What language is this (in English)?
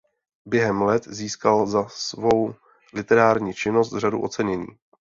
Czech